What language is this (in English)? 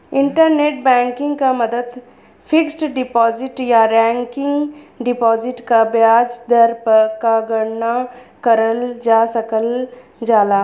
Bhojpuri